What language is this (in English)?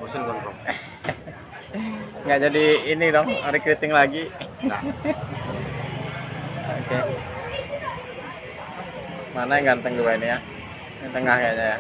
Indonesian